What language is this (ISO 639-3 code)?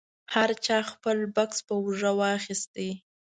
pus